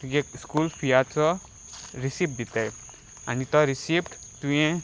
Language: Konkani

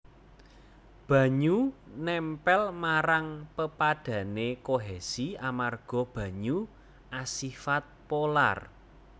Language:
Javanese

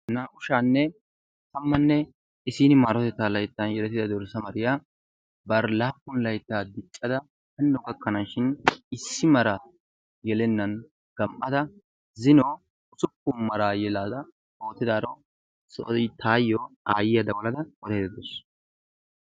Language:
Wolaytta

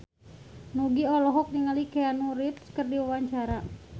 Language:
Sundanese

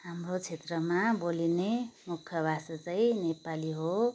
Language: Nepali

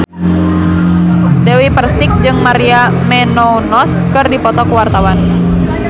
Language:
Sundanese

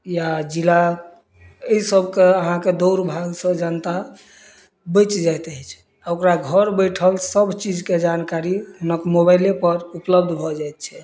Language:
Maithili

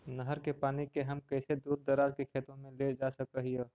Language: Magahi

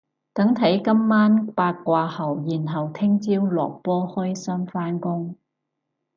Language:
Cantonese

